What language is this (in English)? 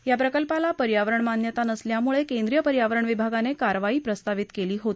Marathi